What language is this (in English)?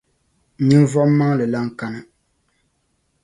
Dagbani